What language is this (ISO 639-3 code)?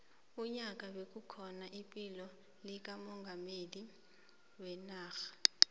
nbl